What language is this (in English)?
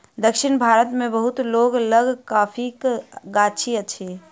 Maithili